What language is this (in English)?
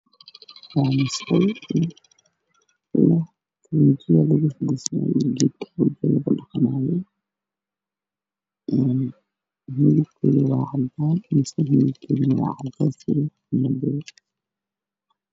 Somali